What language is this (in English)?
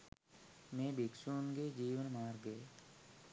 Sinhala